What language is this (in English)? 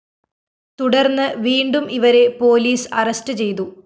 Malayalam